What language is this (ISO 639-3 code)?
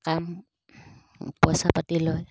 asm